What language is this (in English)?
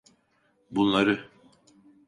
Turkish